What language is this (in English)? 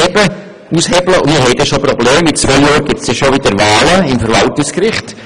Swiss German